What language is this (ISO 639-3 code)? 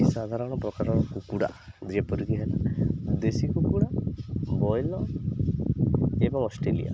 ori